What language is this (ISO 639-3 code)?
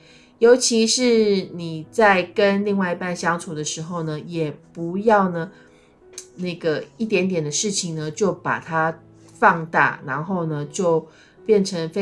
zho